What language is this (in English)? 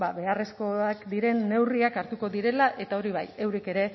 Basque